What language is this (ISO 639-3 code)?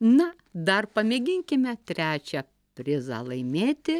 lit